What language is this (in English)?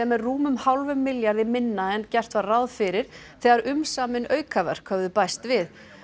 Icelandic